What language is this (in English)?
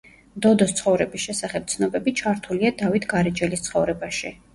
Georgian